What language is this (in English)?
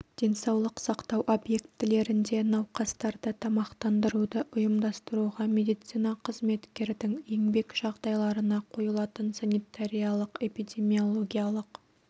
Kazakh